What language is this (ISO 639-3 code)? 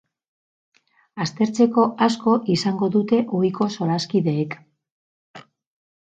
eus